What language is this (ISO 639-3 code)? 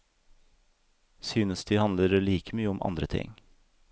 nor